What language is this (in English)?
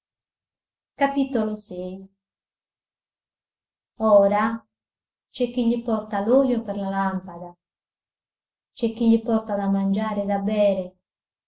Italian